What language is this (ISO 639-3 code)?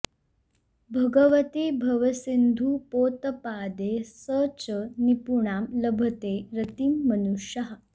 san